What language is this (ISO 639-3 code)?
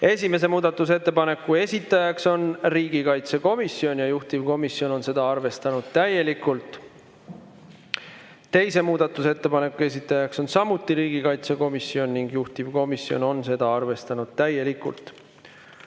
est